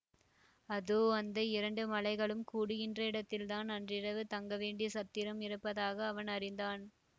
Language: Tamil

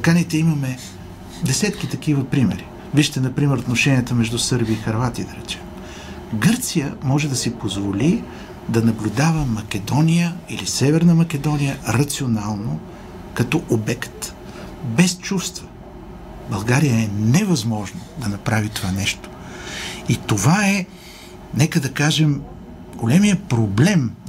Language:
Bulgarian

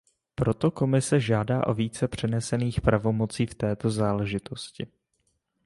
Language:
Czech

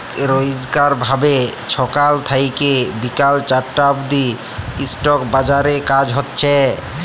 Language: Bangla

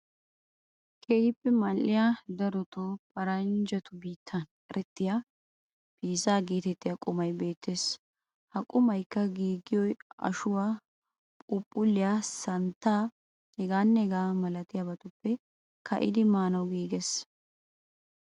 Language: Wolaytta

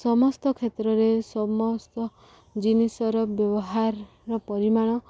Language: Odia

